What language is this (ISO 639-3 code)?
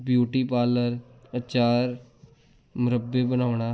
pan